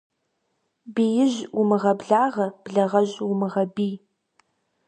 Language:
Kabardian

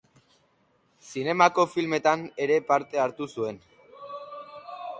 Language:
Basque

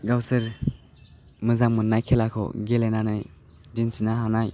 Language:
Bodo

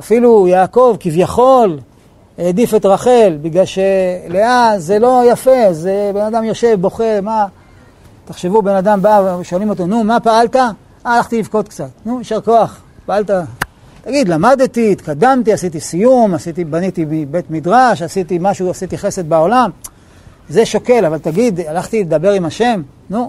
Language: Hebrew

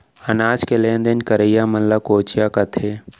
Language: Chhattisgarhi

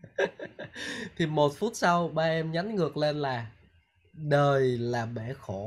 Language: Vietnamese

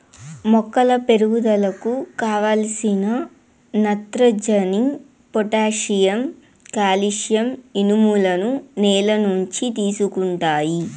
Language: Telugu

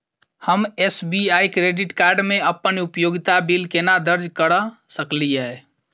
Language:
Maithili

